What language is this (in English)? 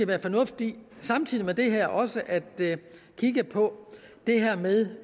Danish